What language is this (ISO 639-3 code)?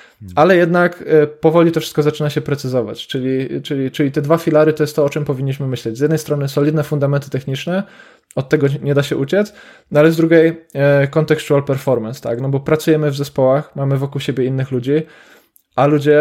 pol